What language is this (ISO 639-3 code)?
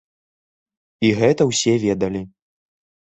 bel